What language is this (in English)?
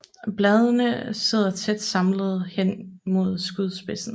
Danish